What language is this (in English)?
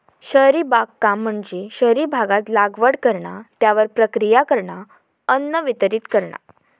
Marathi